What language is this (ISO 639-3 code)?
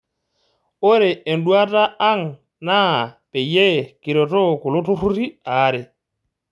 mas